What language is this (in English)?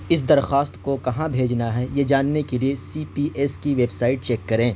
Urdu